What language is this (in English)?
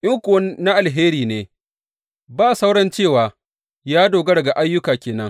Hausa